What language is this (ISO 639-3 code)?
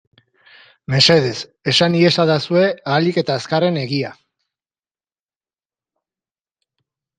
eus